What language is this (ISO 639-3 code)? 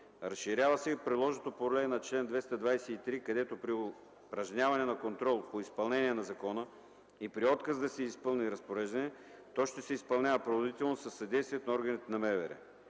bul